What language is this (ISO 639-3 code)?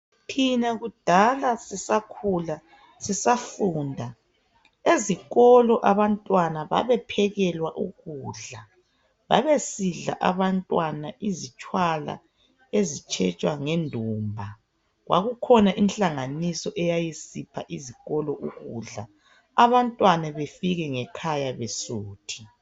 nde